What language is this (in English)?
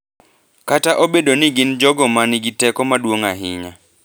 Luo (Kenya and Tanzania)